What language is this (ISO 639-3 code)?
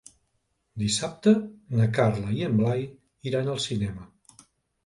cat